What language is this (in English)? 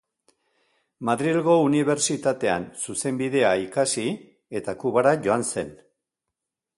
Basque